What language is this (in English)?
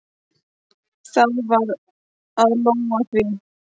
Icelandic